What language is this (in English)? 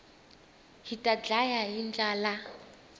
Tsonga